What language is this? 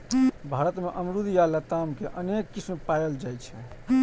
Maithili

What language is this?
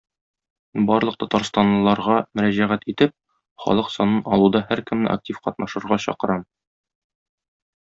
Tatar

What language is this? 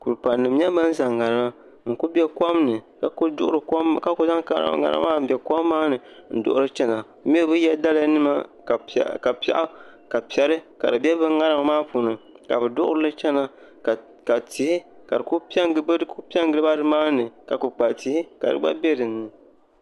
Dagbani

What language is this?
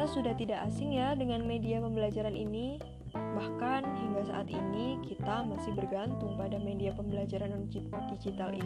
Indonesian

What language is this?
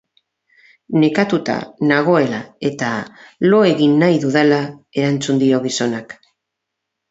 Basque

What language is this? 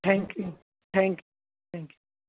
Punjabi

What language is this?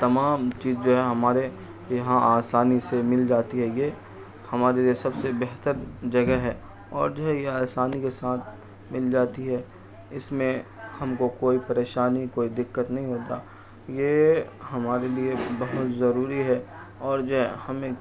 Urdu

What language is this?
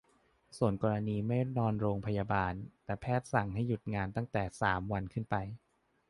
Thai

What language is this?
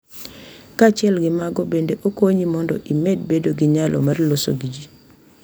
Luo (Kenya and Tanzania)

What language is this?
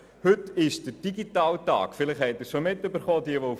Swiss German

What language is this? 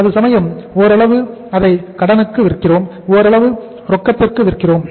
Tamil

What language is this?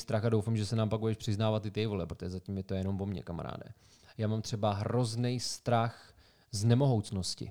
Czech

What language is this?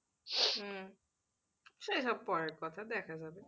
Bangla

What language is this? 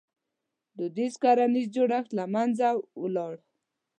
Pashto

